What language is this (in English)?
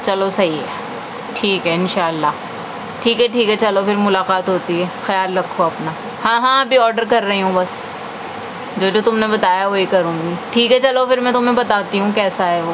Urdu